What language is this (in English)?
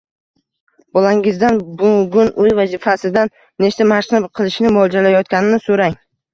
Uzbek